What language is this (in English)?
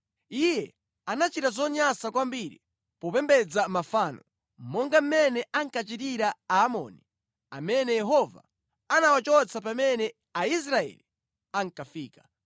Nyanja